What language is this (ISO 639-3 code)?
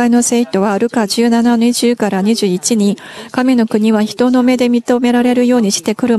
jpn